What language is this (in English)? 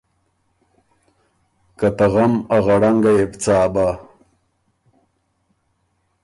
Ormuri